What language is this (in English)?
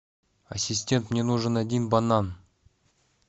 Russian